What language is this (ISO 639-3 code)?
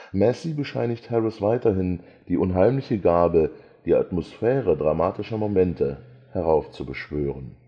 deu